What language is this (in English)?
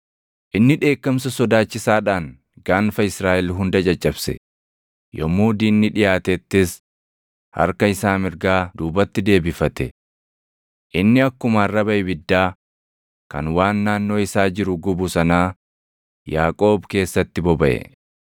Oromo